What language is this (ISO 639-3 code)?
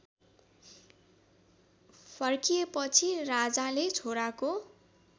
nep